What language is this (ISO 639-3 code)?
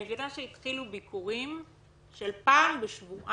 heb